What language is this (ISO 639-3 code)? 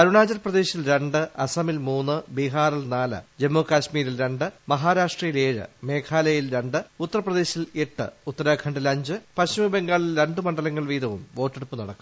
mal